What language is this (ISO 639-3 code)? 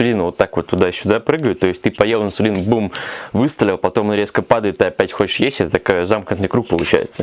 rus